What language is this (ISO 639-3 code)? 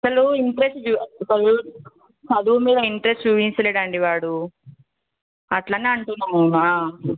tel